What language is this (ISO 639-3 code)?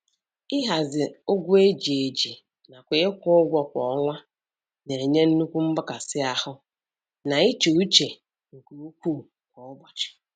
ibo